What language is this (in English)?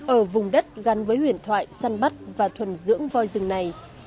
Vietnamese